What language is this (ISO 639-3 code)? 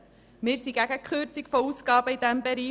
gsw